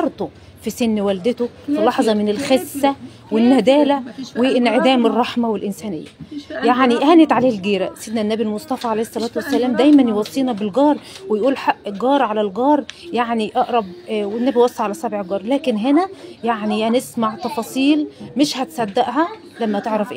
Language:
Arabic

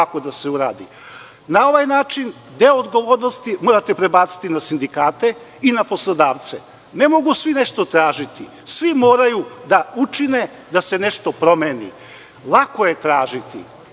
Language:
Serbian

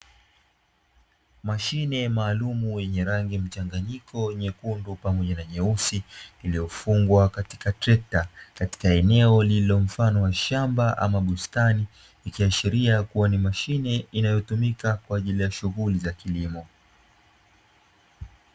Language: Swahili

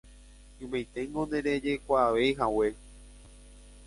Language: Guarani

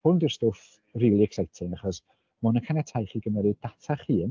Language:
Welsh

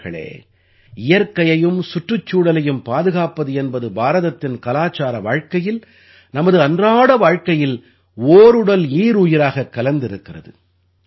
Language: Tamil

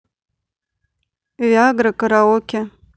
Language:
Russian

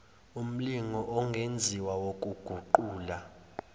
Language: Zulu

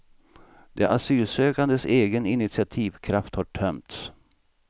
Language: Swedish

